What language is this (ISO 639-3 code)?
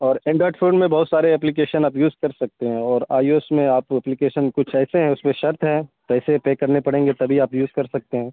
urd